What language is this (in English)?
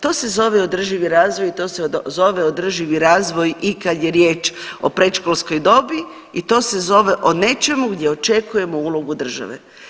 Croatian